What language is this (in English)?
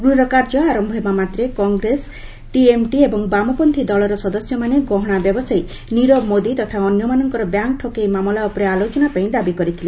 Odia